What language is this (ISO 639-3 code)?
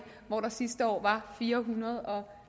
dan